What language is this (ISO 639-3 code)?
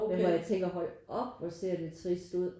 dan